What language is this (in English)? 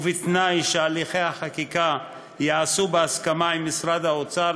Hebrew